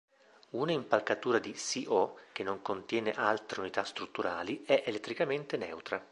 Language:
Italian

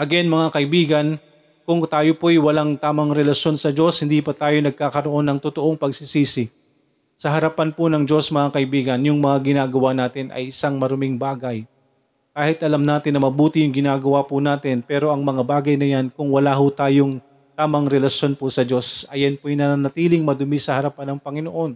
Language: Filipino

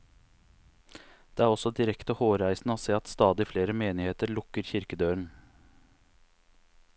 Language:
Norwegian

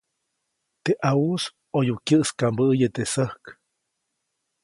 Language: Copainalá Zoque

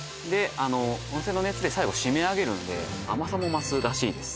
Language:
Japanese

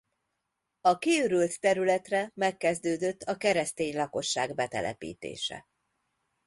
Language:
Hungarian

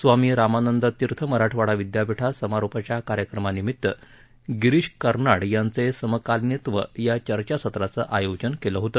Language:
Marathi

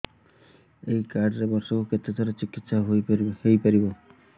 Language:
Odia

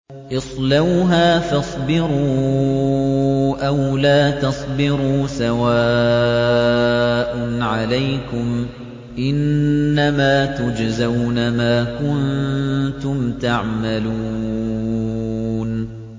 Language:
Arabic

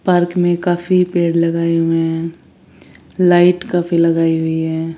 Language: Hindi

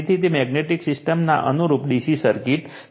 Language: Gujarati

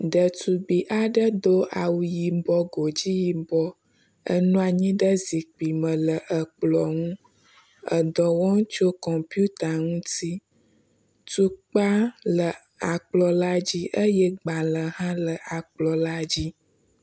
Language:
Ewe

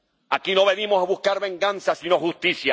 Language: Spanish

